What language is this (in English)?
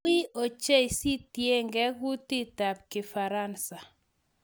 Kalenjin